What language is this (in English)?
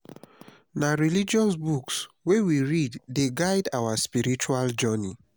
Nigerian Pidgin